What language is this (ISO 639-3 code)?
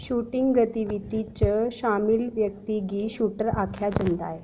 doi